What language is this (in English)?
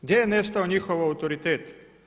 Croatian